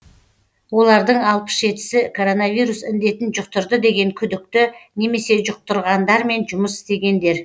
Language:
Kazakh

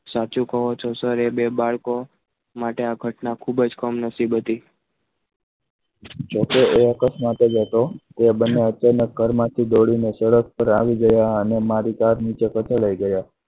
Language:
Gujarati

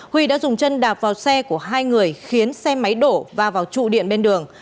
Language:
Vietnamese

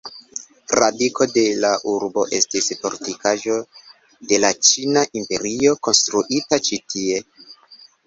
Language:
Esperanto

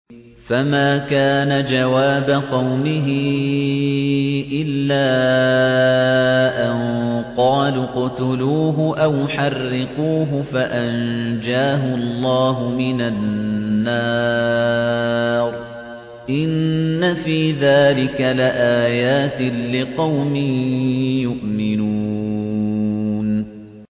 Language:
Arabic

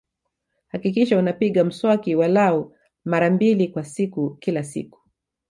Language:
Swahili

